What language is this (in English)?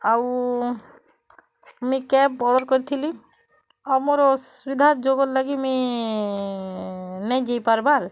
Odia